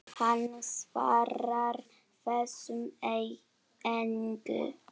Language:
Icelandic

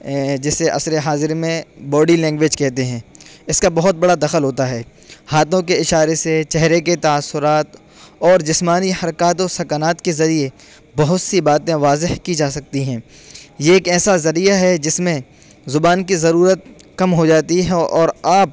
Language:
Urdu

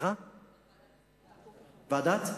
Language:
Hebrew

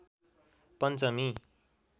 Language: Nepali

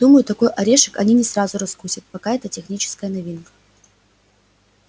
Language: Russian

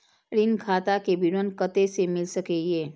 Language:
Maithili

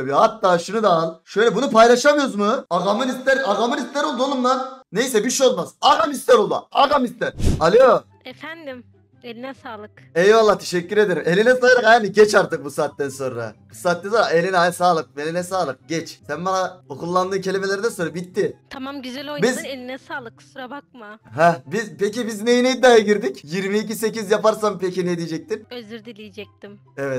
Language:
Turkish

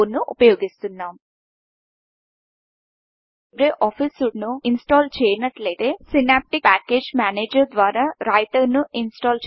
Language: Telugu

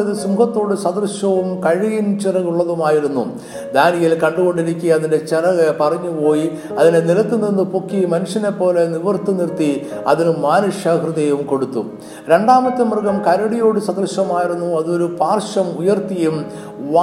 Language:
Malayalam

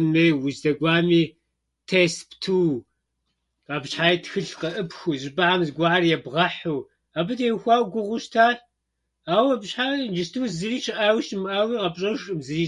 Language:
Kabardian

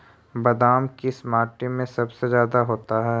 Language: Magahi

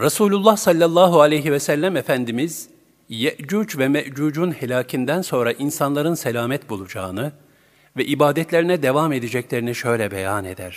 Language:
Turkish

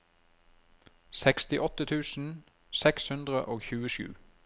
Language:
Norwegian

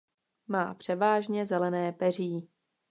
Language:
Czech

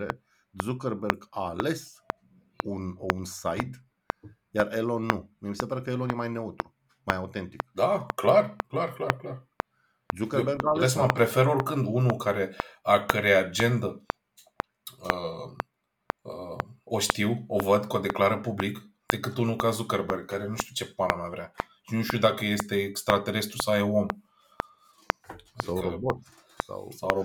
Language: Romanian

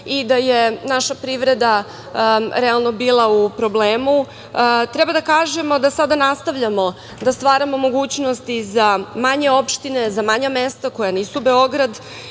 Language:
Serbian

